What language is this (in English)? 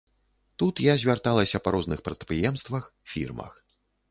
Belarusian